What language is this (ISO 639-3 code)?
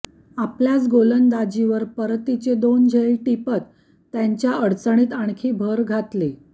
mar